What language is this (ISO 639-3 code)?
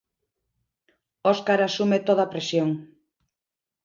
glg